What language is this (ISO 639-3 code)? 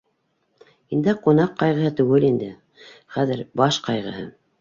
bak